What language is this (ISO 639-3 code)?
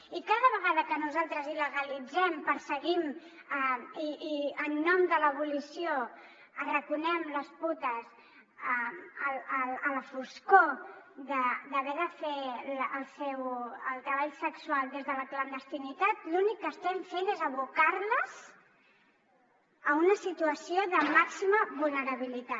cat